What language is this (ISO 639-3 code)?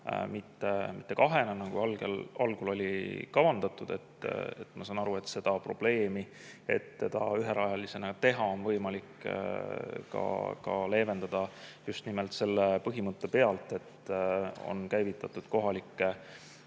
est